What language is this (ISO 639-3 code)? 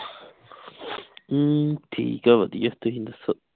pan